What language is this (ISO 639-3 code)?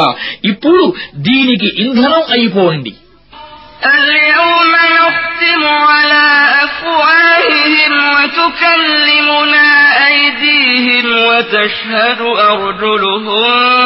ara